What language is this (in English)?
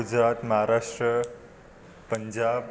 Sindhi